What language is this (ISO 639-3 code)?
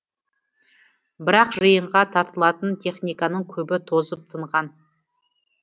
kaz